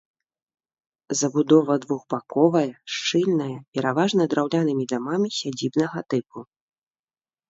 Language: Belarusian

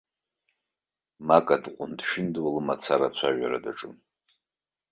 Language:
Abkhazian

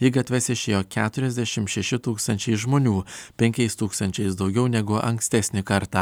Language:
Lithuanian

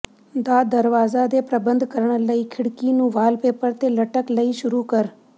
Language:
Punjabi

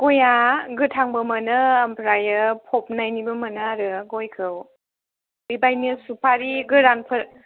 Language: Bodo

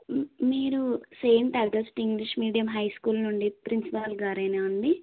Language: Telugu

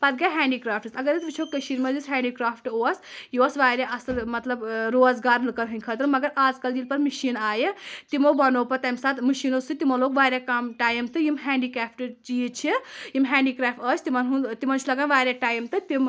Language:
Kashmiri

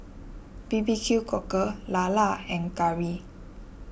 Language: English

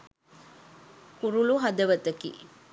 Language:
Sinhala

